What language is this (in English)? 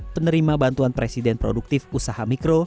Indonesian